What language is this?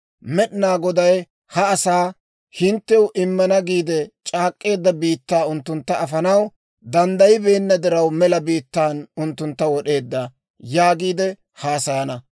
Dawro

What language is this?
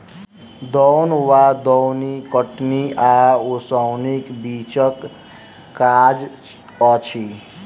Maithili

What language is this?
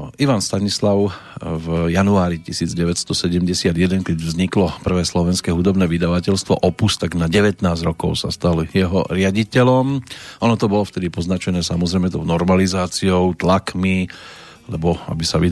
Slovak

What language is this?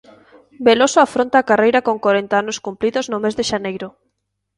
Galician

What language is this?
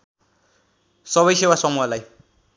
Nepali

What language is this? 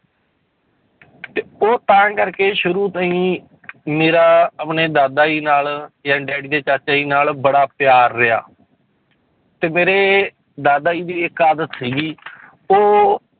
Punjabi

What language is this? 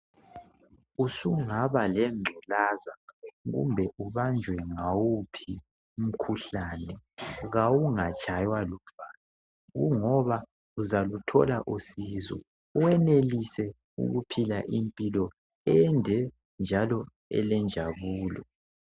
North Ndebele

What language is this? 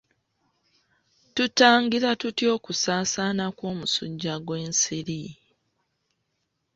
Ganda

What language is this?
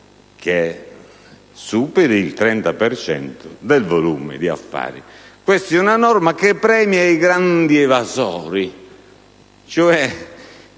Italian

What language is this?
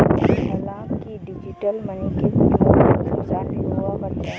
Hindi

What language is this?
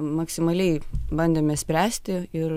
Lithuanian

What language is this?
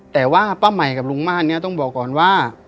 Thai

